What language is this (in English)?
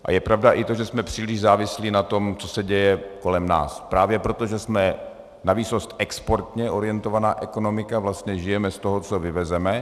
Czech